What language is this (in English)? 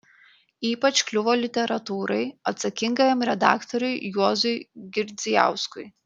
Lithuanian